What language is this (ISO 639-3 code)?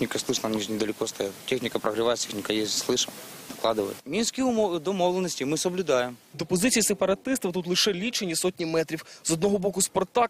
ukr